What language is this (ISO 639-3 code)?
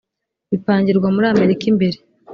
kin